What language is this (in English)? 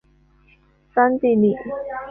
Chinese